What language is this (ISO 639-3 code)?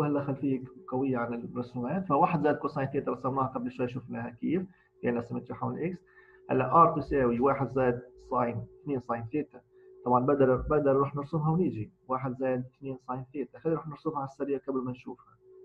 ara